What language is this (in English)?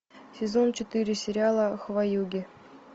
Russian